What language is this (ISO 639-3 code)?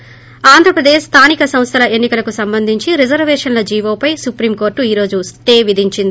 tel